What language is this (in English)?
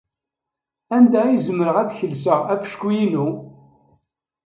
Kabyle